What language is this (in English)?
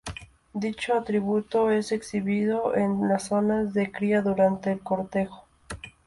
Spanish